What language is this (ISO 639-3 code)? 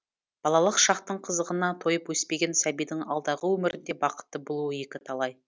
kaz